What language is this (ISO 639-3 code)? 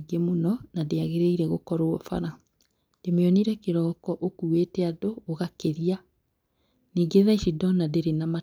kik